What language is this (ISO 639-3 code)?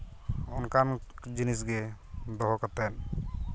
sat